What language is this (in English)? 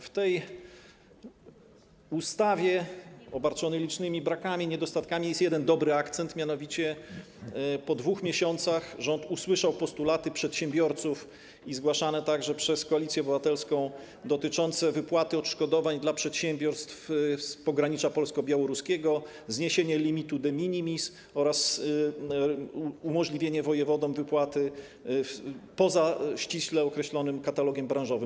Polish